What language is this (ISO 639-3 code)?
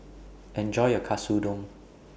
eng